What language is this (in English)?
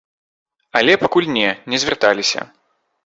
Belarusian